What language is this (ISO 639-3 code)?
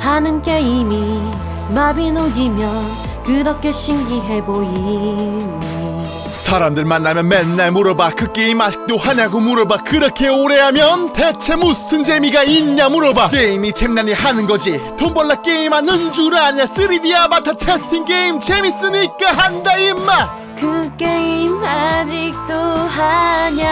kor